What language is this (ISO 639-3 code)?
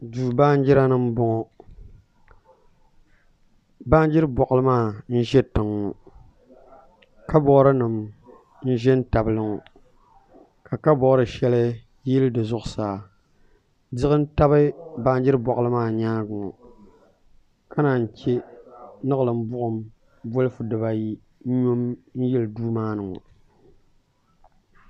dag